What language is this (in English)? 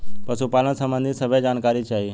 Bhojpuri